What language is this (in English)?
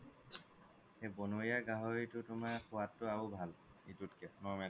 Assamese